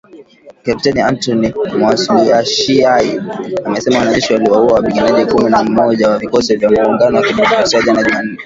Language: Swahili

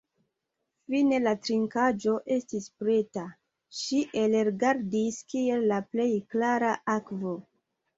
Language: Esperanto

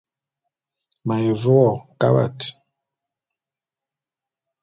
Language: Bulu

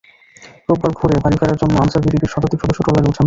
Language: Bangla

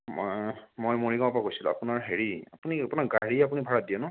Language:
Assamese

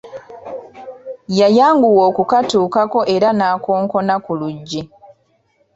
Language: Ganda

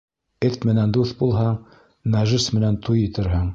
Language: Bashkir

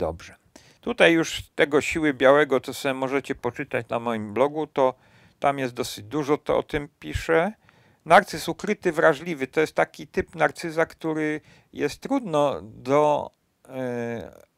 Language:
Polish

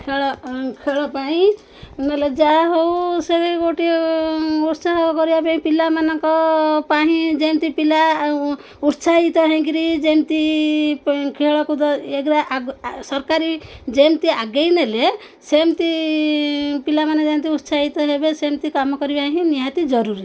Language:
Odia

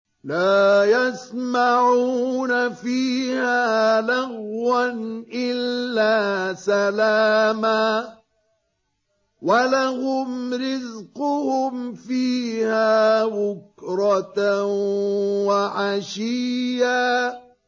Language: Arabic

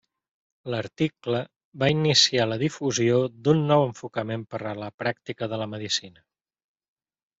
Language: Catalan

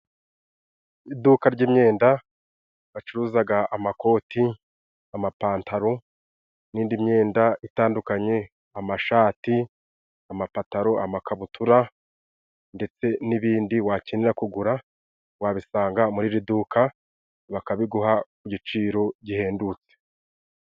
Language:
Kinyarwanda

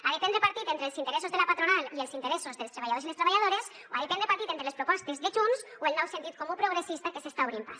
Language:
Catalan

